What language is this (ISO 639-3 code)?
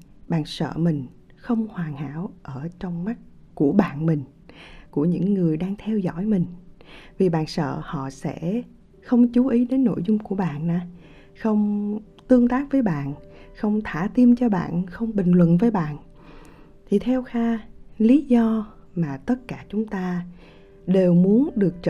vie